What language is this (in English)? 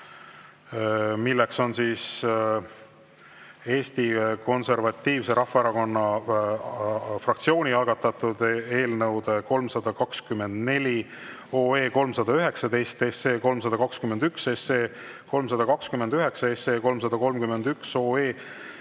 Estonian